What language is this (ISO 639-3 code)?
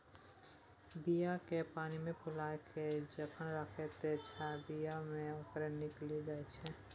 mai